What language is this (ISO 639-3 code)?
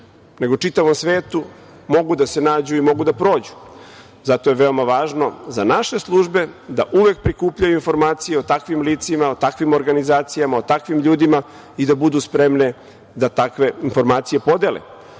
srp